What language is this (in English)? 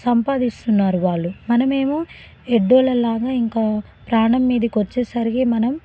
Telugu